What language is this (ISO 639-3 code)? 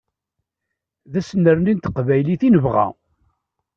kab